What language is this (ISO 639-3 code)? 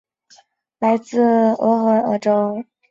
zho